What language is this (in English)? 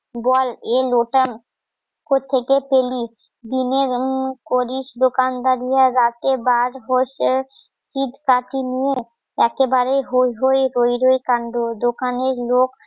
Bangla